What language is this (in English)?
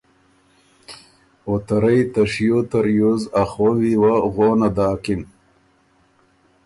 Ormuri